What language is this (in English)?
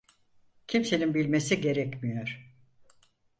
Turkish